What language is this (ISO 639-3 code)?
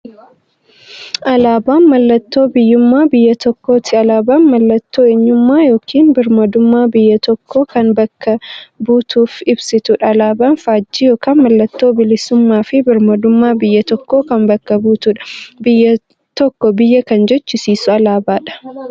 orm